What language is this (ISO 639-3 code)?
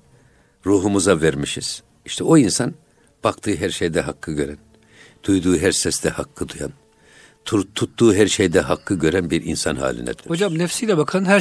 tur